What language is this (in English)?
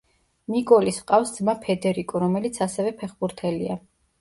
Georgian